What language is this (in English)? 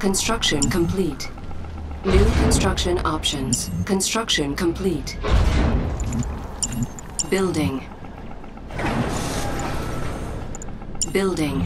English